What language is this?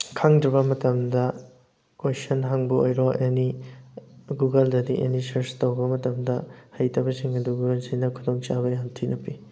Manipuri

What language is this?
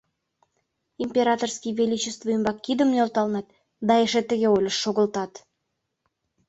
Mari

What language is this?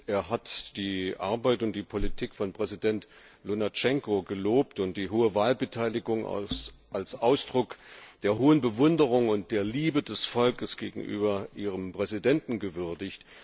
German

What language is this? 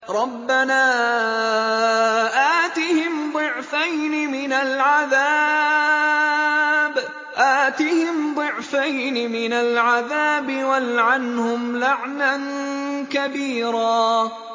Arabic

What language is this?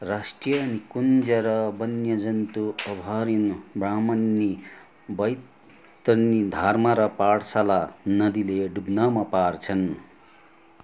Nepali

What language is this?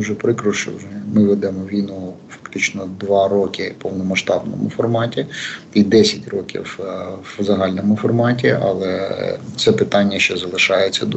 Ukrainian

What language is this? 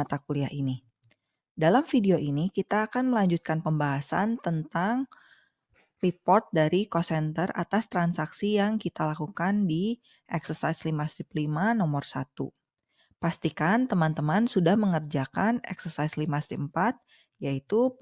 Indonesian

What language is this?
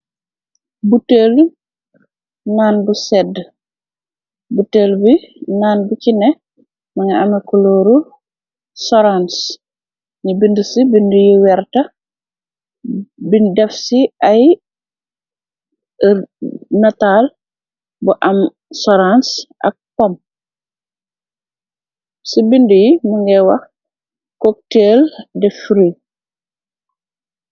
Wolof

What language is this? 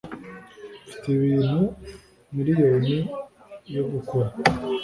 Kinyarwanda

